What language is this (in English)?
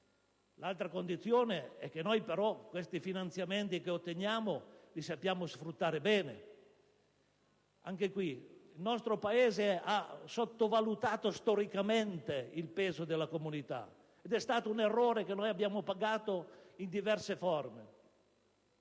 Italian